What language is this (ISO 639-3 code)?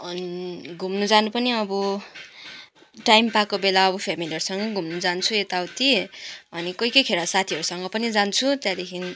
nep